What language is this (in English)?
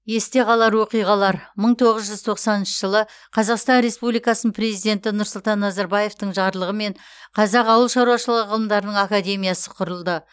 Kazakh